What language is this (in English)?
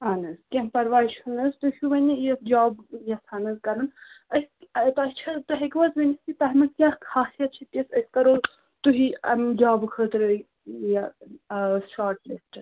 Kashmiri